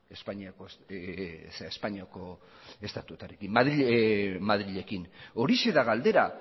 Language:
Basque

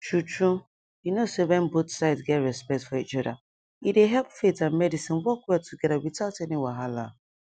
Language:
Nigerian Pidgin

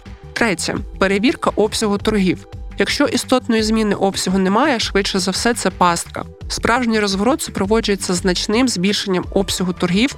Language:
Ukrainian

